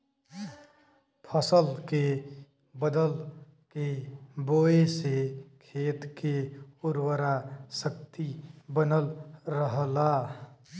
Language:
Bhojpuri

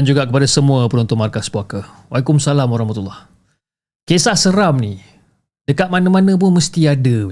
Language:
Malay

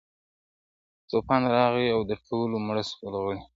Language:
Pashto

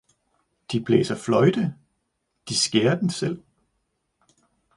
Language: Danish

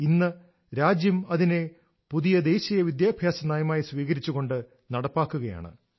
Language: Malayalam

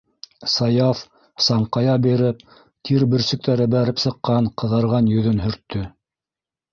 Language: Bashkir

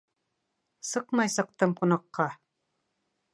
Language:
Bashkir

